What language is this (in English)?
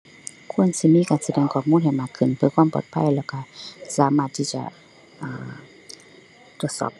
Thai